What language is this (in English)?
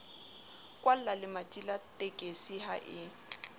Southern Sotho